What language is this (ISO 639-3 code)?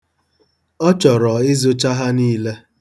ibo